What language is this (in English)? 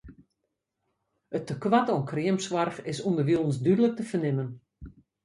Western Frisian